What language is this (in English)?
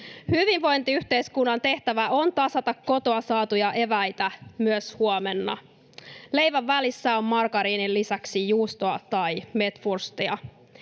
Finnish